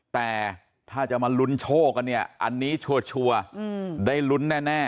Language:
Thai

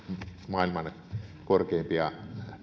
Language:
Finnish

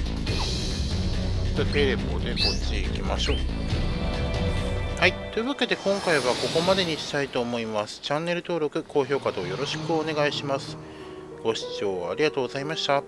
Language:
Japanese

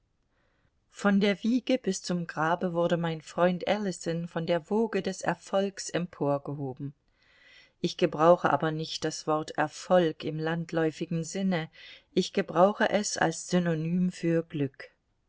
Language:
German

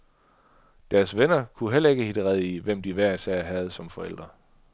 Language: Danish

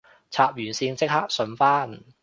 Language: Cantonese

